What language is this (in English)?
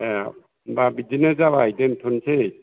Bodo